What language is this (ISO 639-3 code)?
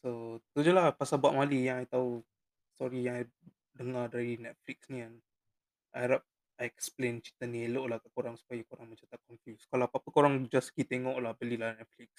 msa